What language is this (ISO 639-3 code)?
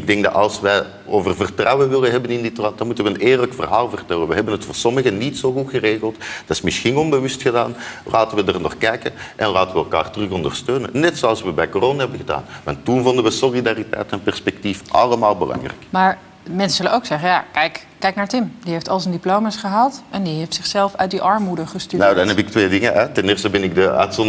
nld